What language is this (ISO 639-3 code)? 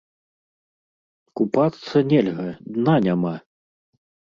bel